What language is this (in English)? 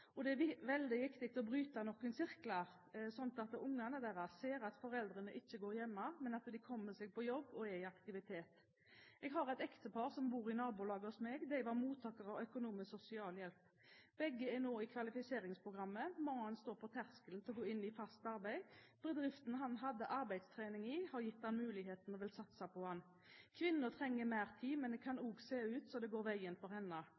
Norwegian Bokmål